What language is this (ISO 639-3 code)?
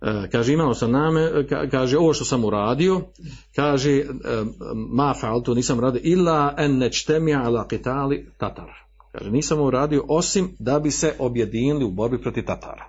hrv